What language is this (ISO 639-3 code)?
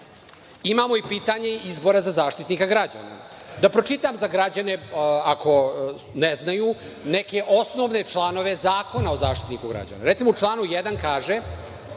srp